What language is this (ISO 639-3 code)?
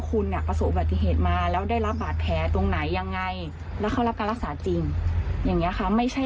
tha